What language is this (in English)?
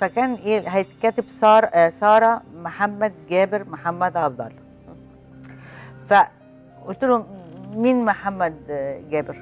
Arabic